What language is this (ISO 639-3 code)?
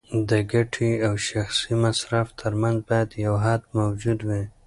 pus